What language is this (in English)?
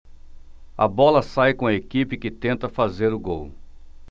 Portuguese